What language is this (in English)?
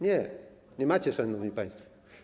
Polish